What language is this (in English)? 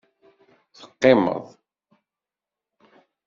Kabyle